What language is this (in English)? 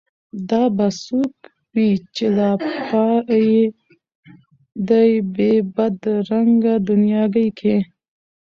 Pashto